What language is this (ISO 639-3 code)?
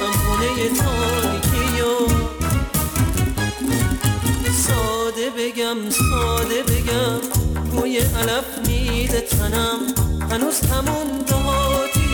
fas